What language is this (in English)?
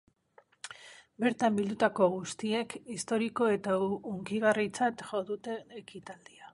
Basque